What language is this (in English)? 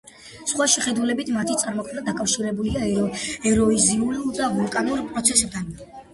Georgian